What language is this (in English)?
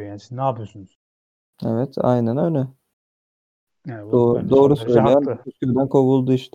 Turkish